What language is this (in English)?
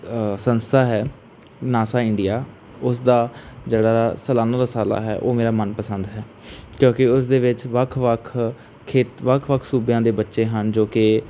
Punjabi